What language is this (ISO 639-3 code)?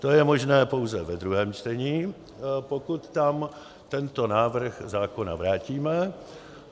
ces